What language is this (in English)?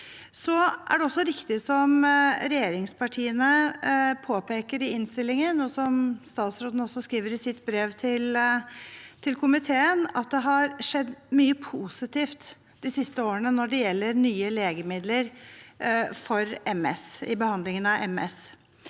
Norwegian